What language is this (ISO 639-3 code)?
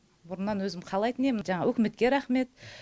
kaz